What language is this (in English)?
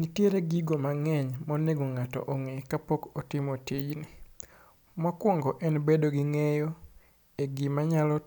Luo (Kenya and Tanzania)